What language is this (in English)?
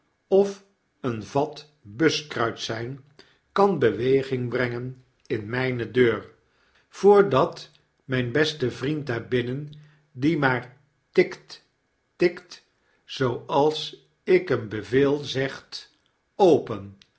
Dutch